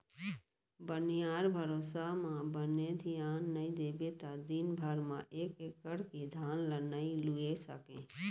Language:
Chhattisgarhi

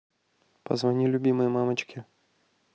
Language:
Russian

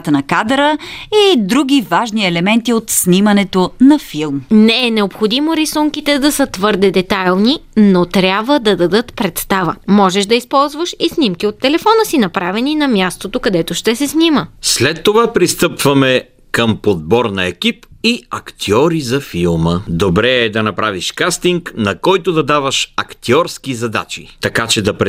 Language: Bulgarian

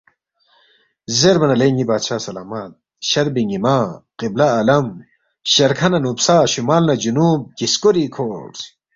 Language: Balti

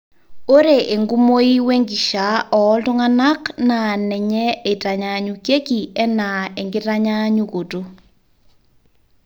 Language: Masai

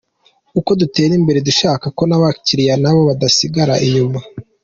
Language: Kinyarwanda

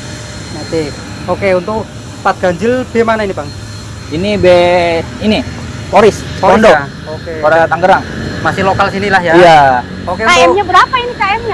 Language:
Indonesian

